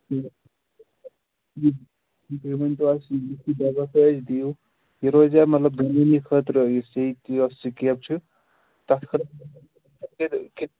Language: Kashmiri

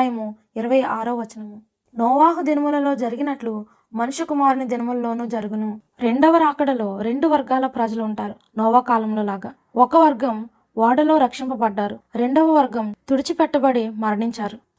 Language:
Telugu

